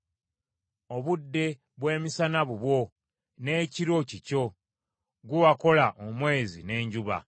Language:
Ganda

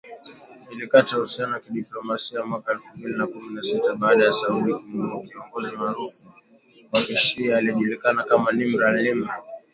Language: Swahili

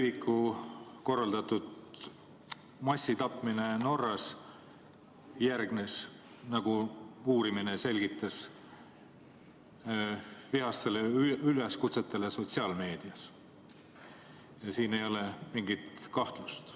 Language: Estonian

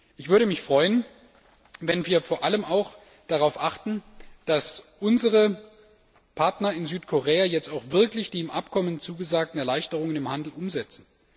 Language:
German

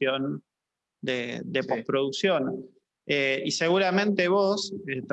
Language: Spanish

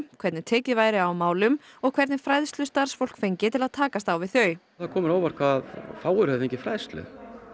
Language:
Icelandic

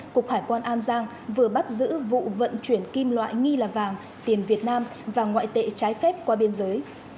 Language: Vietnamese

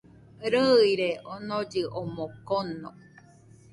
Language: Nüpode Huitoto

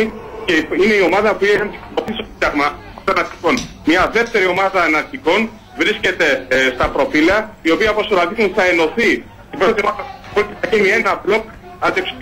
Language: Greek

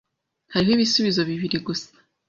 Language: Kinyarwanda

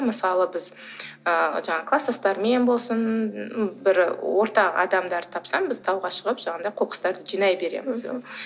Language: Kazakh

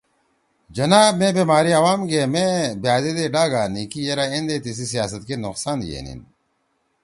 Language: Torwali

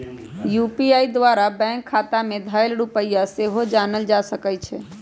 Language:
Magahi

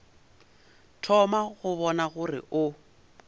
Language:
Northern Sotho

